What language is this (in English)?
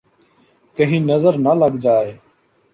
Urdu